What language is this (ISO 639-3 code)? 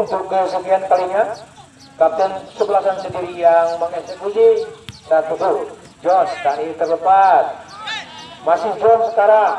ind